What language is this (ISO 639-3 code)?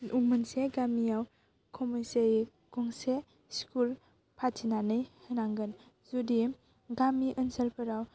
brx